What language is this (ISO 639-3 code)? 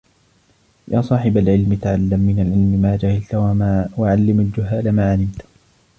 ara